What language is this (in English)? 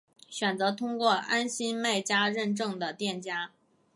Chinese